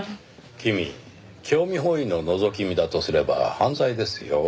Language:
Japanese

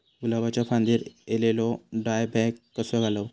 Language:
Marathi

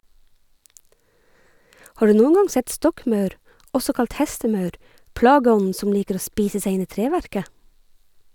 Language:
Norwegian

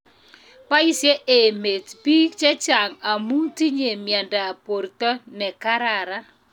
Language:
Kalenjin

